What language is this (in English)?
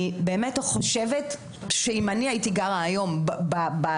Hebrew